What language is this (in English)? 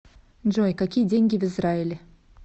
Russian